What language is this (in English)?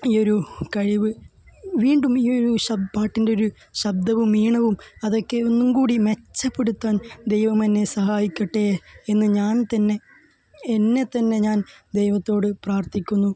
Malayalam